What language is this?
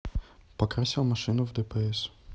Russian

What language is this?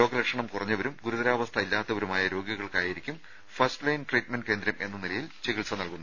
Malayalam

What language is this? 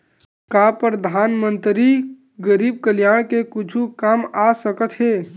Chhattisgarhi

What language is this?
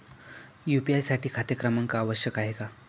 Marathi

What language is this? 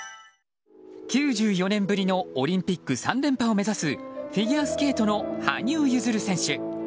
Japanese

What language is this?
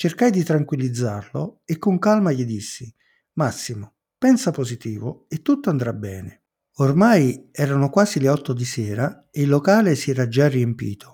Italian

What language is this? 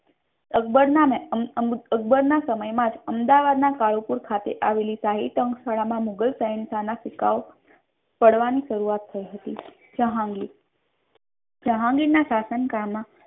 Gujarati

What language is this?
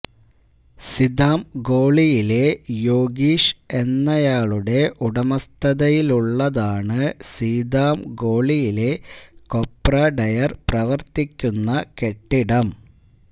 Malayalam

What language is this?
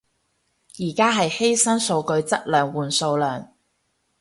Cantonese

